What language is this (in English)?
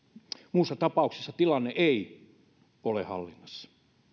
Finnish